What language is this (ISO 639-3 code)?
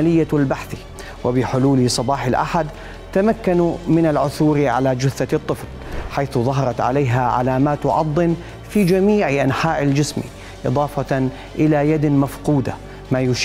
ara